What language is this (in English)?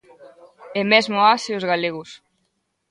Galician